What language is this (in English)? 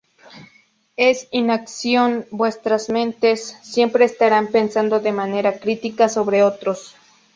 Spanish